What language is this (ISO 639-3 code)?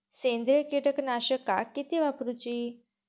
mar